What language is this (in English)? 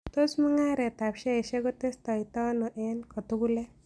Kalenjin